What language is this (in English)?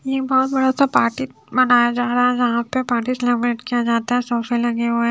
Hindi